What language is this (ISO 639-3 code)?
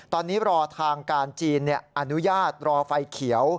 tha